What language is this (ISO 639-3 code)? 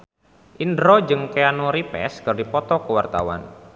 sun